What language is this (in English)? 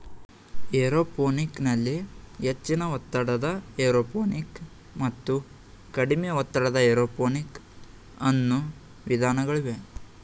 Kannada